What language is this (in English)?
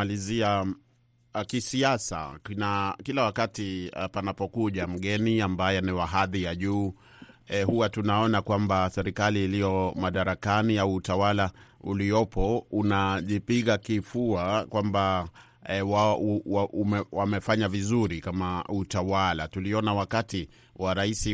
Swahili